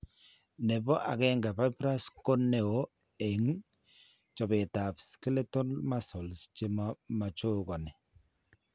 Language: Kalenjin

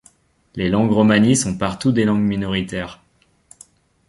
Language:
French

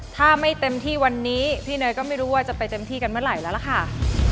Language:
Thai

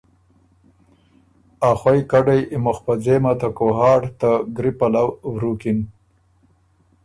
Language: Ormuri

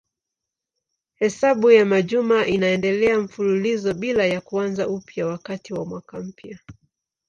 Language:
Swahili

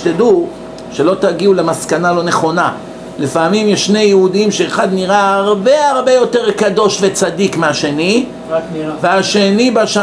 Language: Hebrew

